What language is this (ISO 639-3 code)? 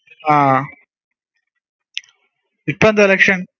mal